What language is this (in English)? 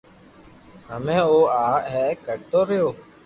Loarki